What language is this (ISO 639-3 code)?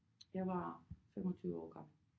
dan